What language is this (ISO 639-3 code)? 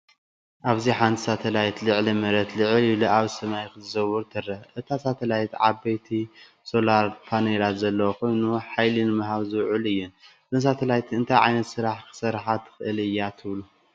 tir